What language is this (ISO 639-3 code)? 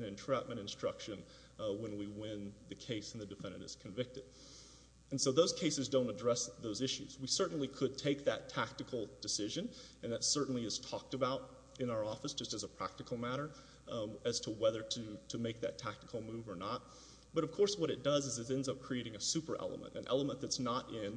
eng